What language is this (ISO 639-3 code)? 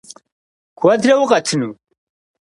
kbd